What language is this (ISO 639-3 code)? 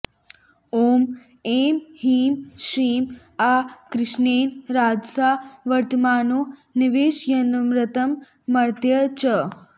san